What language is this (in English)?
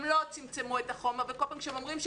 Hebrew